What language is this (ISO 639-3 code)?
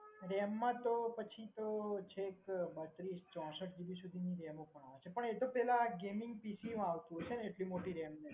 guj